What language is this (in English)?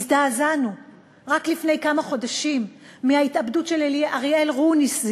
Hebrew